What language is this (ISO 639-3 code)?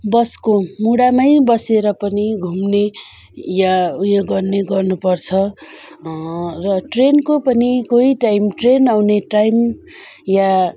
nep